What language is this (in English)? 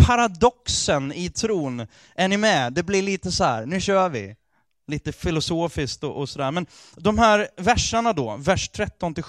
Swedish